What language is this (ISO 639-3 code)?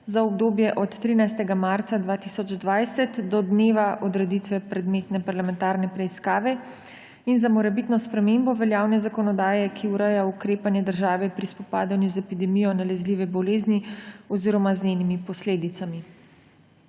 slv